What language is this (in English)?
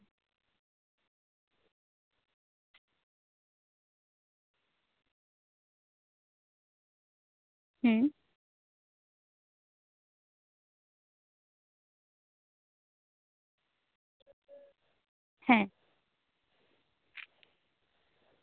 Santali